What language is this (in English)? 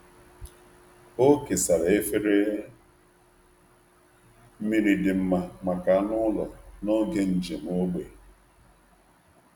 Igbo